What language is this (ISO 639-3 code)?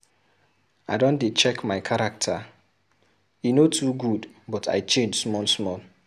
pcm